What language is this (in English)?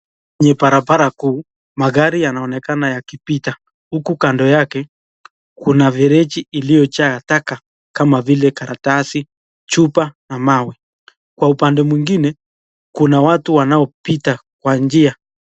Swahili